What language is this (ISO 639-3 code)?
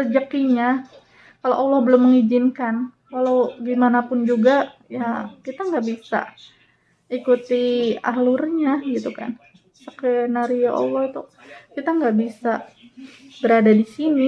ind